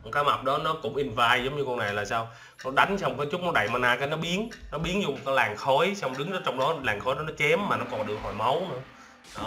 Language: Vietnamese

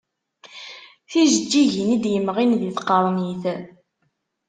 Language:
Kabyle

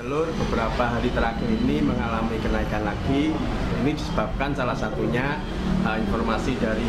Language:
Indonesian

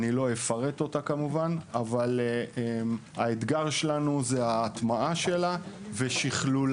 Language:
Hebrew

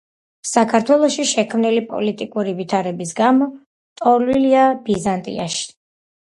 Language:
Georgian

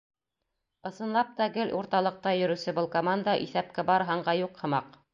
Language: Bashkir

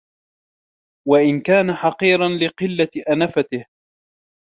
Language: Arabic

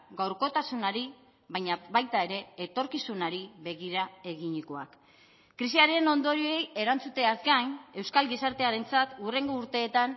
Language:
Basque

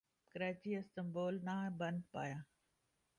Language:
Urdu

